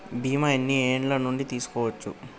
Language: Telugu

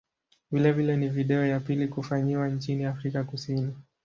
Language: Swahili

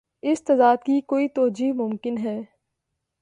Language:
Urdu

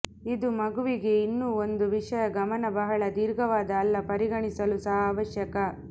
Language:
Kannada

